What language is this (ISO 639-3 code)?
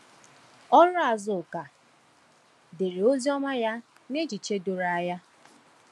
ibo